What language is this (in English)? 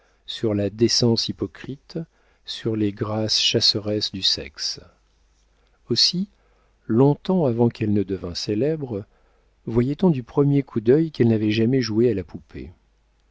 French